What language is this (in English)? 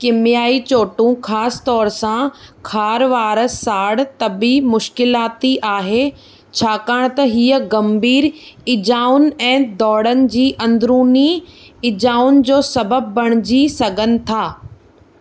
Sindhi